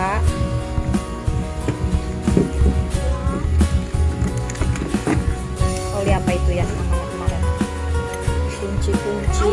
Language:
Indonesian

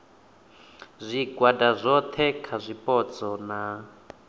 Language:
Venda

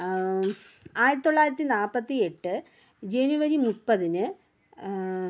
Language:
Malayalam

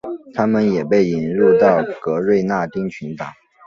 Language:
Chinese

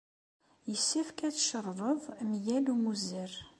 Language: Kabyle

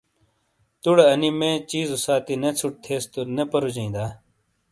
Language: Shina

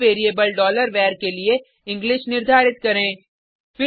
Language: Hindi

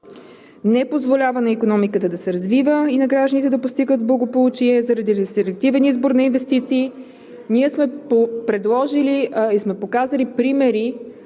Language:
Bulgarian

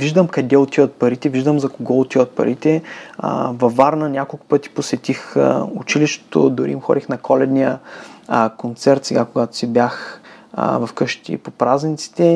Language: Bulgarian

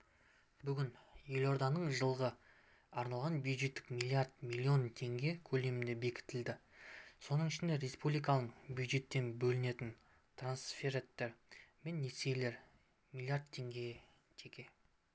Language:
Kazakh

